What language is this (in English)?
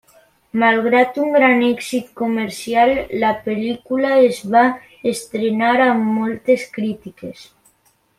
Catalan